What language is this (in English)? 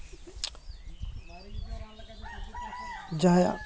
Santali